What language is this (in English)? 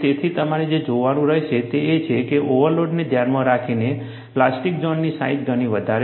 Gujarati